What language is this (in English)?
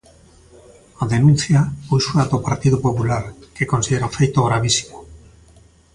Galician